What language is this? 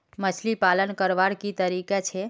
Magahi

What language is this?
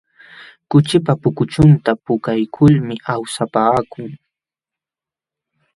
Jauja Wanca Quechua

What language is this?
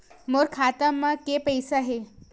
Chhattisgarhi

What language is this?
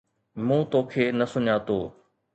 Sindhi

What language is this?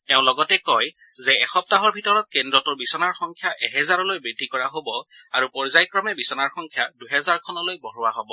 Assamese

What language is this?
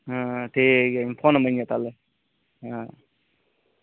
Santali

